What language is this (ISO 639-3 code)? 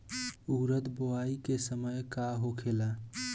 bho